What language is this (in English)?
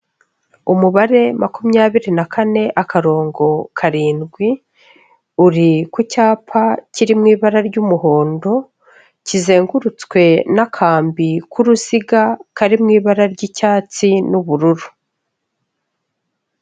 Kinyarwanda